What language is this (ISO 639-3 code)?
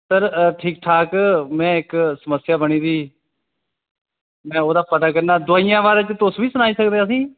doi